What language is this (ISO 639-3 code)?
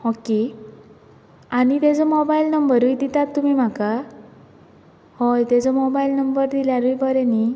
kok